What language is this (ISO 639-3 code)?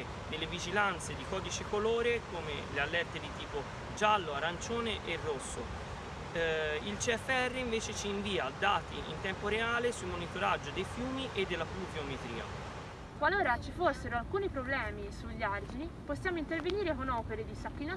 ita